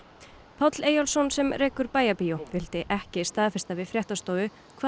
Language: Icelandic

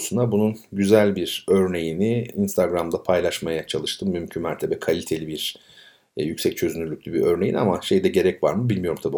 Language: Turkish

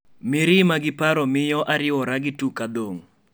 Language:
Luo (Kenya and Tanzania)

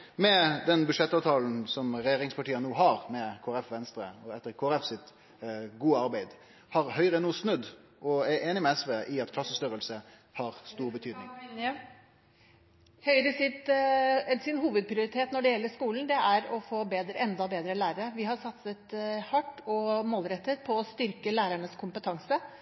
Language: Norwegian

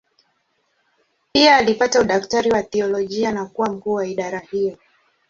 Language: Swahili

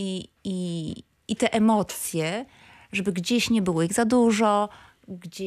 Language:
Polish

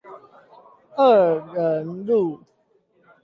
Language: Chinese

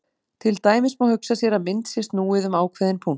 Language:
Icelandic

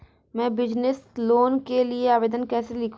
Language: Hindi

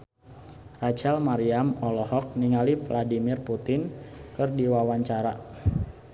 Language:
Sundanese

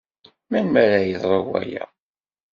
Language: Kabyle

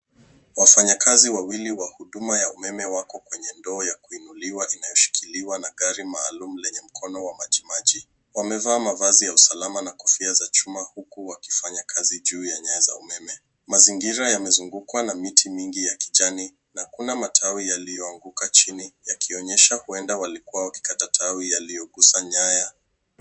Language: Swahili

